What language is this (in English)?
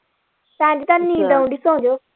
Punjabi